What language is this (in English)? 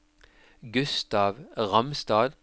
Norwegian